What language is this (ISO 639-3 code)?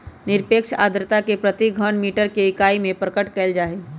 mag